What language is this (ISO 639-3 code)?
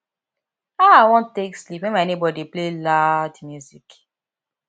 pcm